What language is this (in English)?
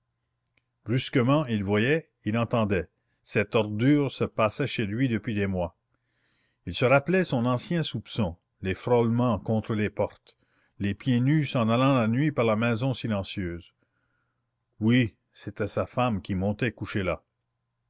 French